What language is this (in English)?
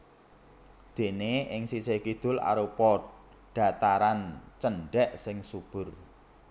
Javanese